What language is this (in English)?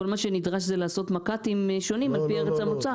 Hebrew